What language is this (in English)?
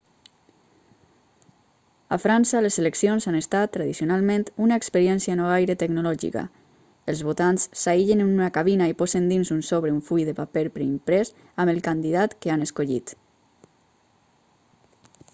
Catalan